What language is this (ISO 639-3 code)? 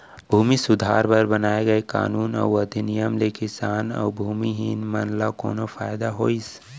hne